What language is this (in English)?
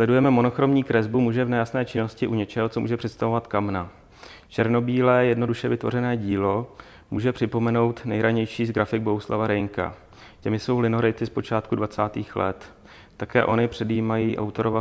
Czech